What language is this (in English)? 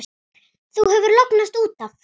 Icelandic